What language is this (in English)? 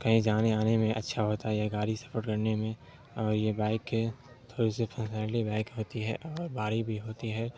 Urdu